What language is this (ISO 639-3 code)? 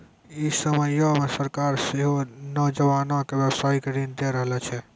mai